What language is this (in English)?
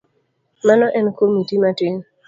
Luo (Kenya and Tanzania)